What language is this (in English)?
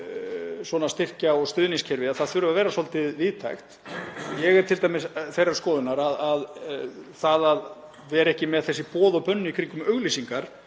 Icelandic